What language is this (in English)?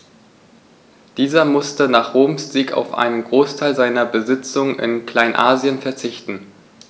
German